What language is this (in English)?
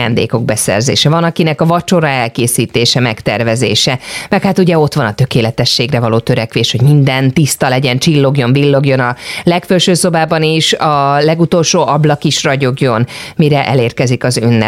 Hungarian